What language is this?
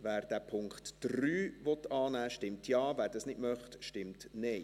Swiss German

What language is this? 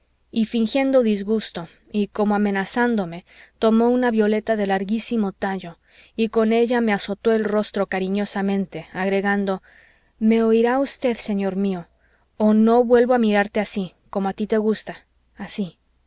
Spanish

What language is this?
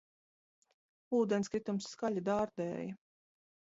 Latvian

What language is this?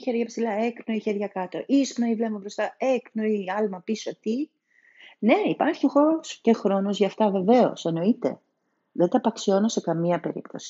Greek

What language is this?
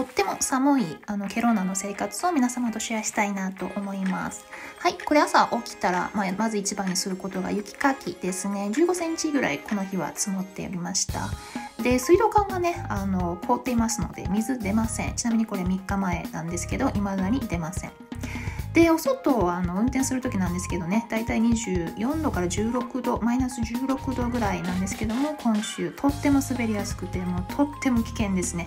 Japanese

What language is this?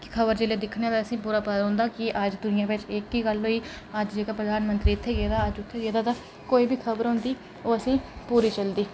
Dogri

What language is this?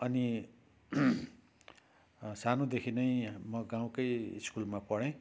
Nepali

